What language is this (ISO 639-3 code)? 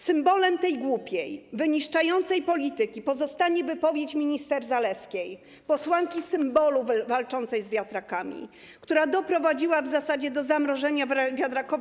pol